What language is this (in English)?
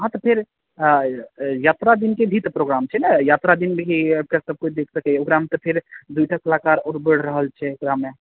Maithili